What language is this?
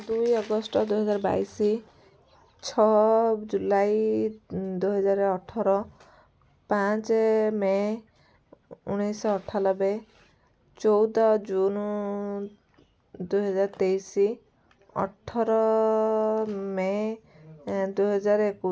Odia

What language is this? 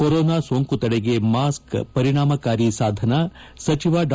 Kannada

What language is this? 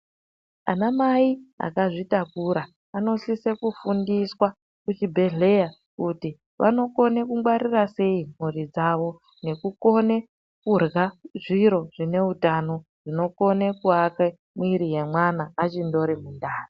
Ndau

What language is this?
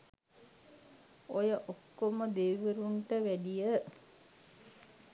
Sinhala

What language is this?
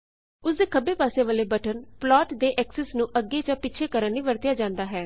Punjabi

